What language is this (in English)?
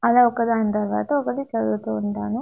Telugu